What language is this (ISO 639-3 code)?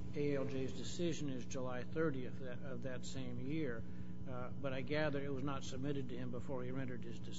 eng